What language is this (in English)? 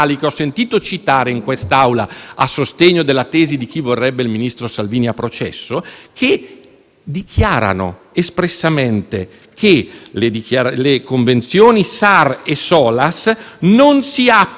Italian